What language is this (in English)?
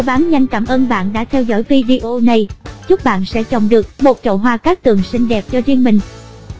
Vietnamese